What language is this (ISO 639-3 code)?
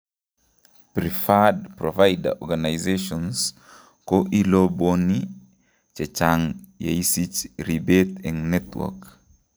kln